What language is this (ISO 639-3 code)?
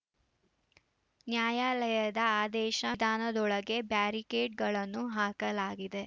kan